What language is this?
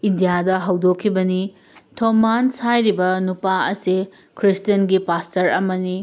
Manipuri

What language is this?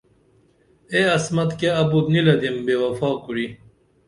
Dameli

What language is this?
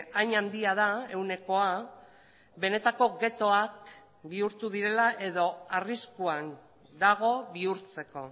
Basque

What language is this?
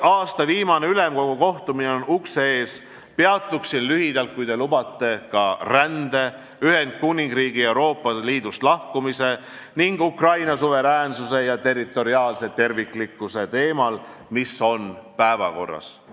Estonian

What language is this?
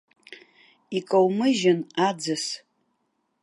Abkhazian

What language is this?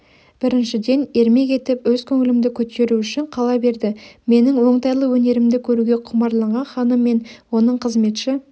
Kazakh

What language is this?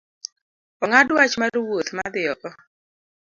Luo (Kenya and Tanzania)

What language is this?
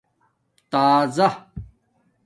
Domaaki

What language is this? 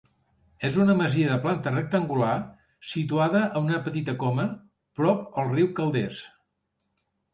Catalan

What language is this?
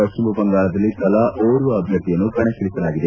Kannada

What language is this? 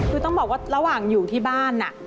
Thai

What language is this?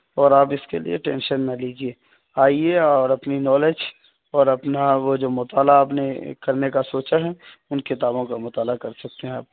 Urdu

